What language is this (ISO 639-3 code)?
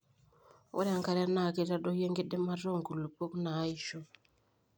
mas